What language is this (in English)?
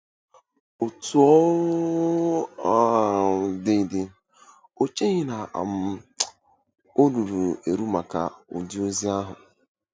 Igbo